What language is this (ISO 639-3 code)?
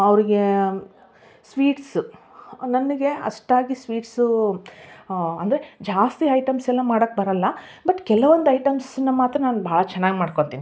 kan